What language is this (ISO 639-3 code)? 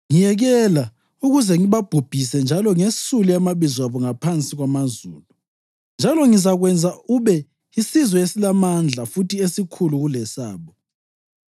nde